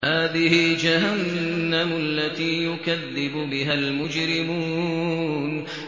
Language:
Arabic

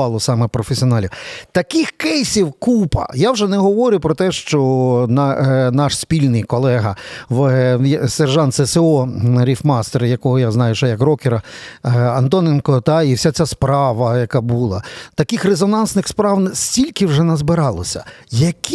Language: Ukrainian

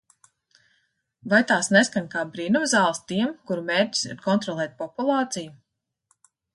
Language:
Latvian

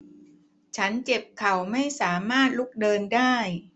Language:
Thai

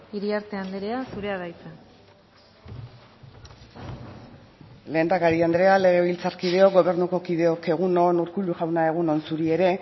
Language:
Basque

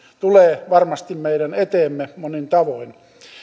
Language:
Finnish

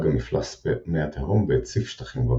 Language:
Hebrew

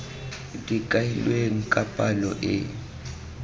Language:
Tswana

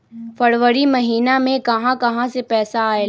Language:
Magahi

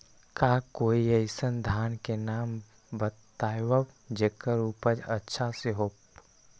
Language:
Magahi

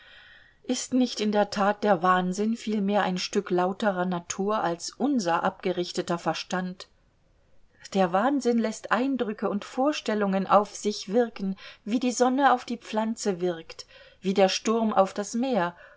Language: German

